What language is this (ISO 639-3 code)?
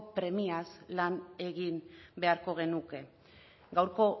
eus